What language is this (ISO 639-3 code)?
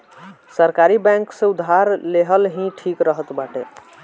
bho